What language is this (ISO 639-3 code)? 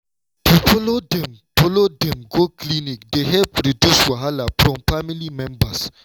pcm